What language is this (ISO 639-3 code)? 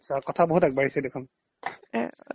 asm